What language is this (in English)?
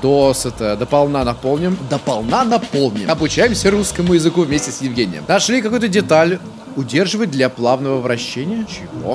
Russian